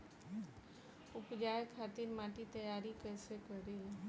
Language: Bhojpuri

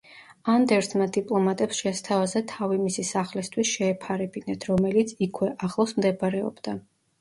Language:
Georgian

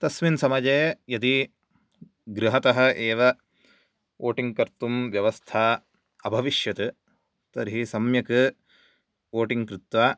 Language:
Sanskrit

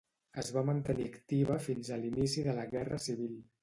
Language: Catalan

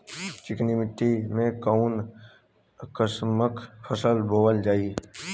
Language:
Bhojpuri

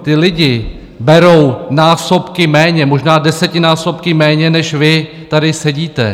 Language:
Czech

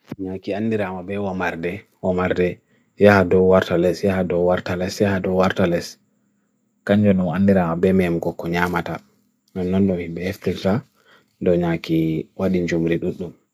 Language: Bagirmi Fulfulde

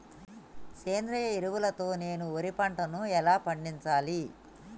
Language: Telugu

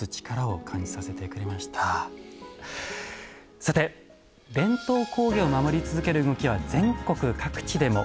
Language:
Japanese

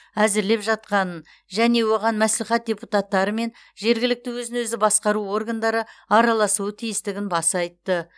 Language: Kazakh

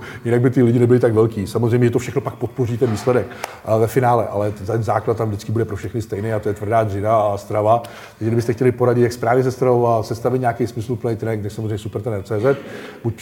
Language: Czech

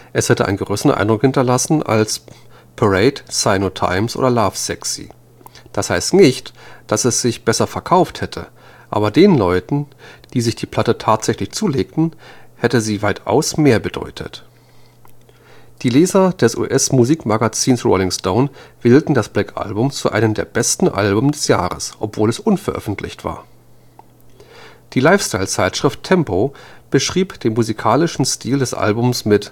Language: German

